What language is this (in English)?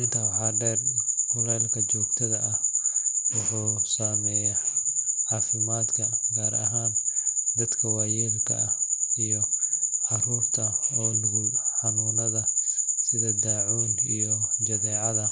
Somali